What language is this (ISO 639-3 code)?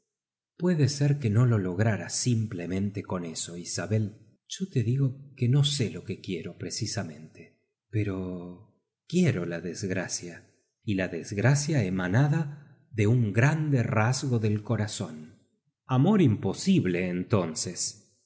spa